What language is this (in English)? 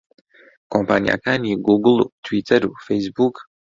Central Kurdish